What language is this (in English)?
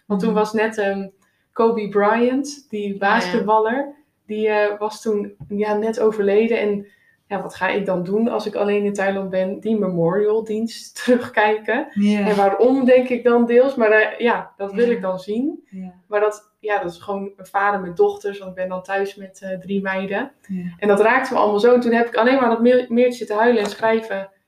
Dutch